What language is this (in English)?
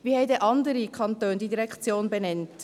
Swiss German